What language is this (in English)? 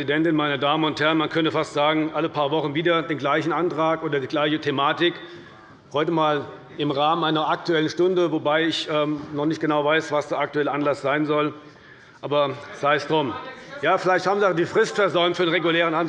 German